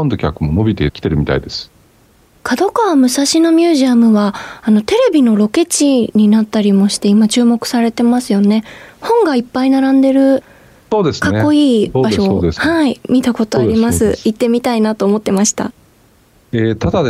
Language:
Japanese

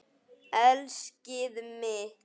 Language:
Icelandic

